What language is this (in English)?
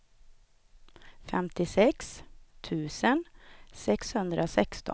Swedish